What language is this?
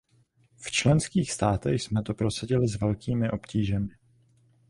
Czech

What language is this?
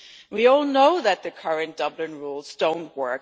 English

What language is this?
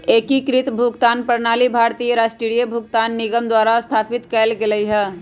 Magahi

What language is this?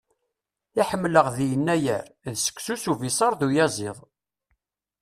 Kabyle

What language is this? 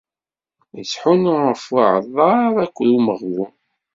Kabyle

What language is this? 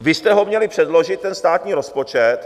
Czech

